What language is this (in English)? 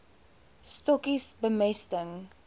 Afrikaans